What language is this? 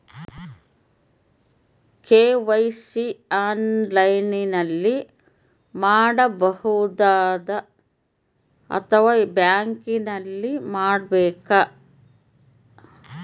Kannada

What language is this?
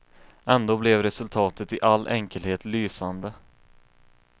Swedish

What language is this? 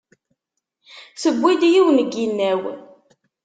Kabyle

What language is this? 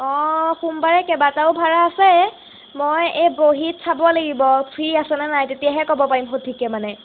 Assamese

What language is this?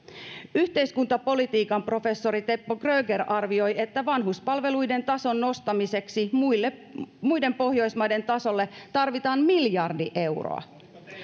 Finnish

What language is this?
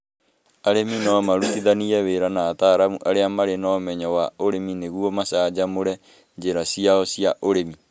Kikuyu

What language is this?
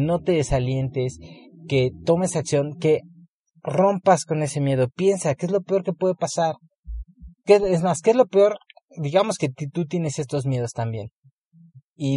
Spanish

